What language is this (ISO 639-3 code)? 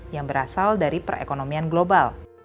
ind